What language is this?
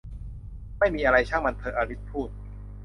Thai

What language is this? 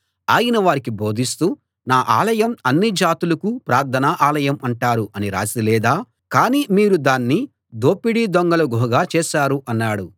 Telugu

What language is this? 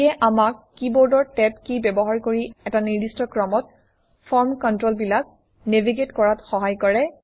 Assamese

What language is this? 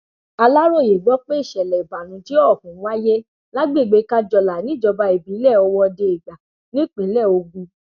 Yoruba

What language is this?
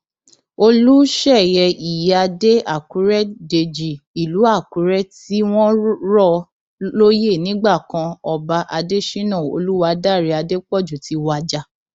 Yoruba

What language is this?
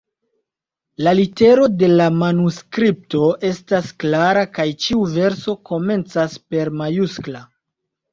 Esperanto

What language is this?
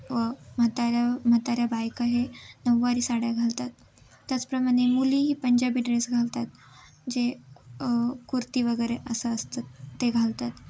Marathi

